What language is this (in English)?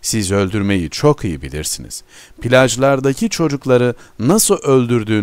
Turkish